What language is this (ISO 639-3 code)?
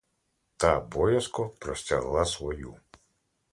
ukr